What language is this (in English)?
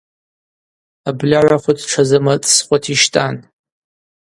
Abaza